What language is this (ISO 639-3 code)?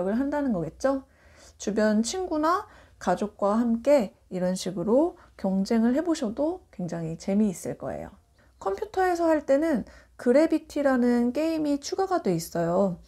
kor